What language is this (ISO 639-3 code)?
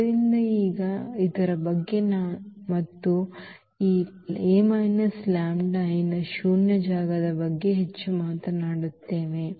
kan